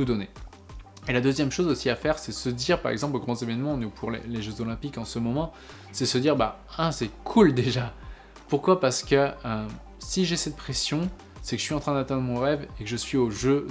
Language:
French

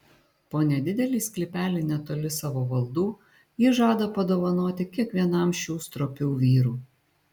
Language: Lithuanian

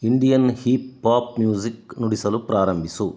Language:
Kannada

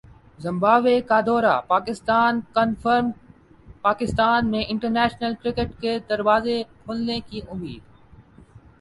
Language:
Urdu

